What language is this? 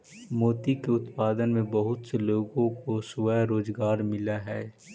Magahi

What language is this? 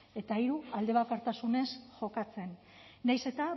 Basque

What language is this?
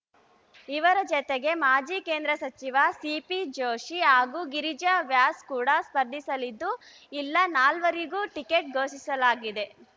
Kannada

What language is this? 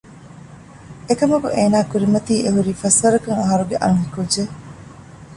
Divehi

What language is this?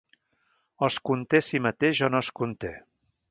Catalan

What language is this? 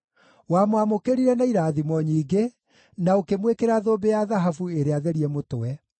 Kikuyu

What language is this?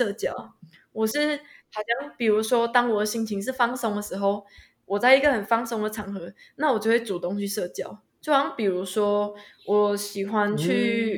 Chinese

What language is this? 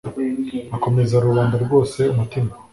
Kinyarwanda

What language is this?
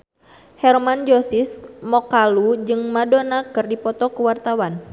Sundanese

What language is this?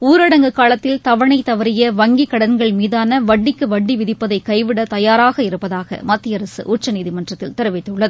Tamil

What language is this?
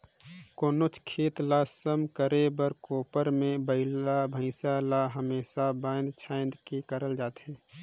Chhattisgarhi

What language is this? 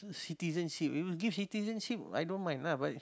English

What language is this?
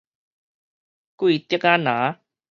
Min Nan Chinese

